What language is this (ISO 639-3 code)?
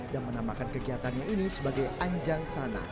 ind